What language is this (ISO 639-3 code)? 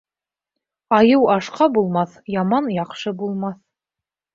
bak